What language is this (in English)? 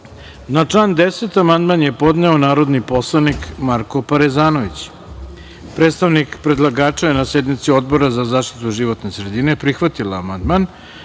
Serbian